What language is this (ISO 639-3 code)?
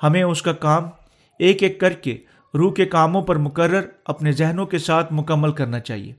urd